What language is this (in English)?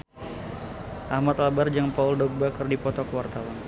Sundanese